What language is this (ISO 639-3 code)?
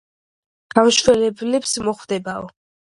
kat